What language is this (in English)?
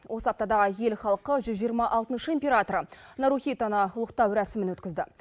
Kazakh